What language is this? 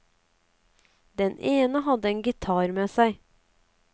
Norwegian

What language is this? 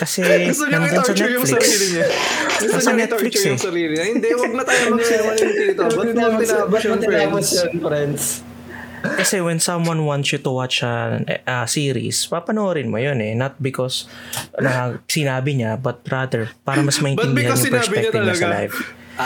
Filipino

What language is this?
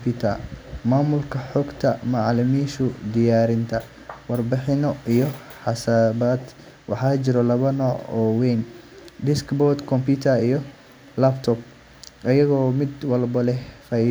Somali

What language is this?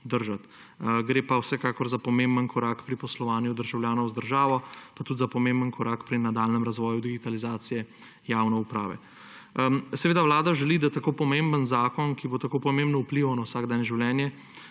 Slovenian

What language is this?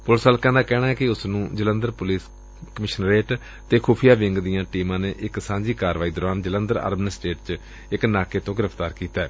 Punjabi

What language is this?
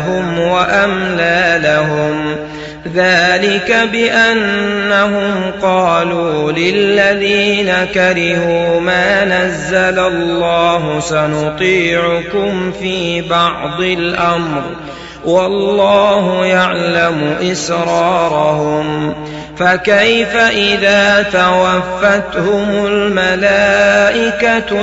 Arabic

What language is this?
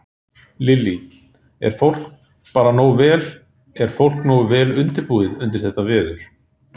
Icelandic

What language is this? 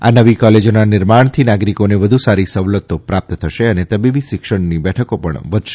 Gujarati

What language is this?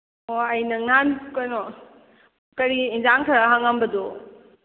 Manipuri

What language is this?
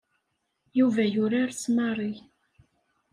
Kabyle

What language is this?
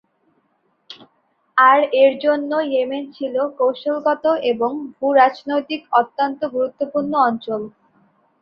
Bangla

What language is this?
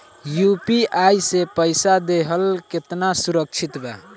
Bhojpuri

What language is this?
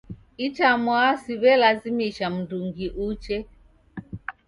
Taita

